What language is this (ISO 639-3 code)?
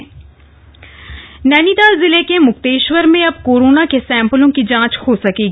hin